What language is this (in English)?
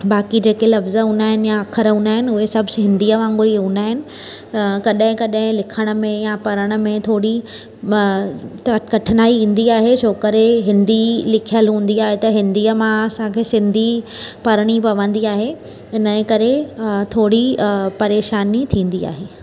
Sindhi